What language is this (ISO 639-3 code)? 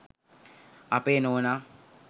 sin